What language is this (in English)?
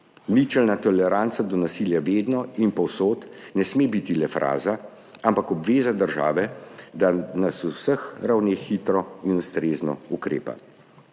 Slovenian